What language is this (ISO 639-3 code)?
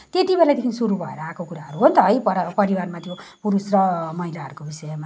nep